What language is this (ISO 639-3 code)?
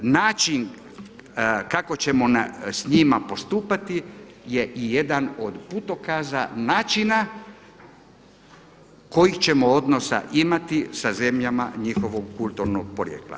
hrv